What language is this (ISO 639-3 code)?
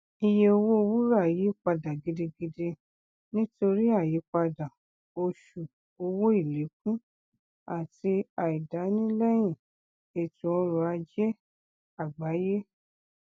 yor